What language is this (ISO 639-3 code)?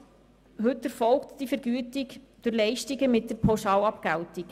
gsw